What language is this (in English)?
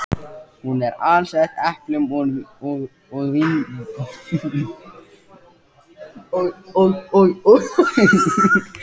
Icelandic